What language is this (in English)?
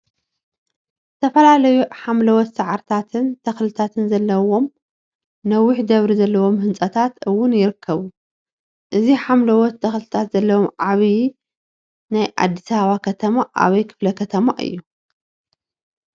Tigrinya